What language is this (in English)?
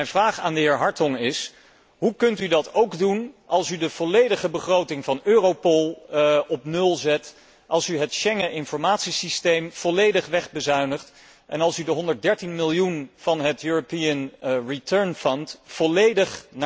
Dutch